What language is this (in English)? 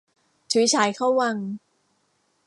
Thai